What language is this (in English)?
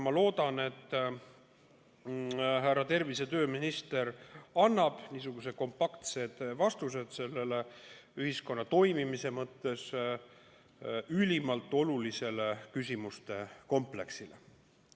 Estonian